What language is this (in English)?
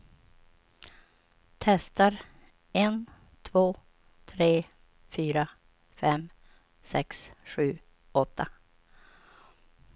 Swedish